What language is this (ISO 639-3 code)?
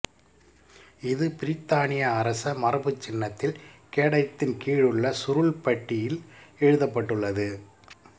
tam